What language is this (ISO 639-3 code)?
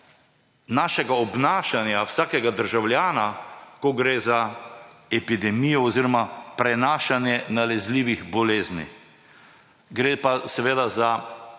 slv